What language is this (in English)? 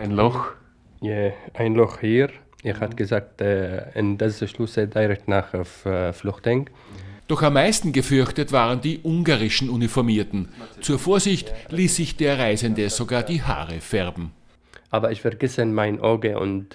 German